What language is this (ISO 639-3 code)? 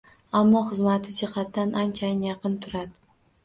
uzb